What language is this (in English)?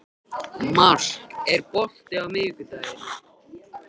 Icelandic